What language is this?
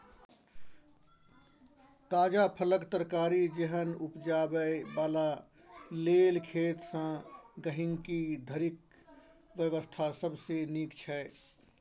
Maithili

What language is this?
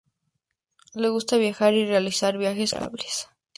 Spanish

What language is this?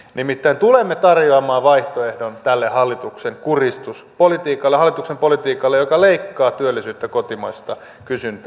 Finnish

